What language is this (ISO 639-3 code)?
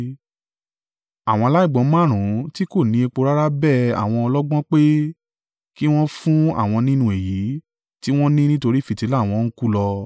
yor